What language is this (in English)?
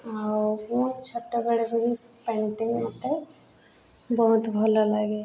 Odia